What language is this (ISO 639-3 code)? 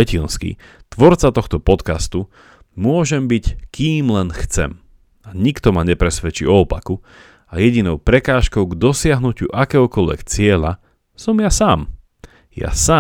slk